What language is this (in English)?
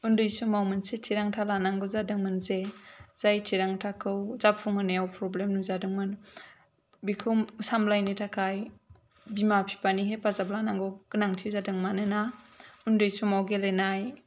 Bodo